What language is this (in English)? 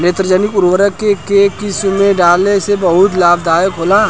Bhojpuri